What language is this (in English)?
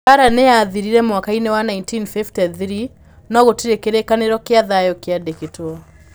Kikuyu